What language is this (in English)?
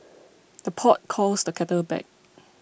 English